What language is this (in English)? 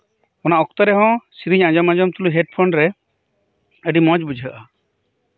Santali